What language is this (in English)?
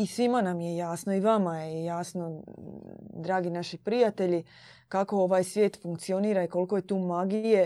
Croatian